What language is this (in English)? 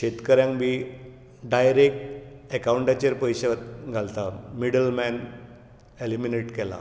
Konkani